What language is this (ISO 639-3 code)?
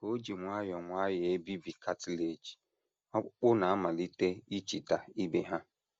ibo